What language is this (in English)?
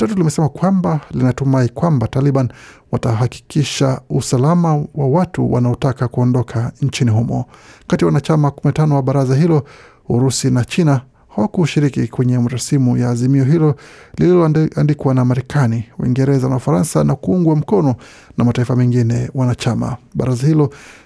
Swahili